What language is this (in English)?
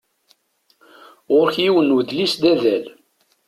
Kabyle